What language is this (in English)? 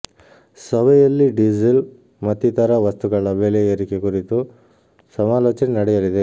Kannada